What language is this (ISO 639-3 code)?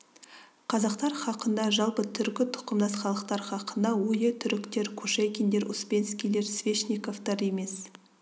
kaz